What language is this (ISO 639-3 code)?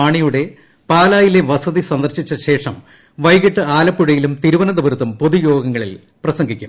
mal